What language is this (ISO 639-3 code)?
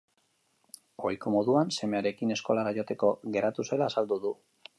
eus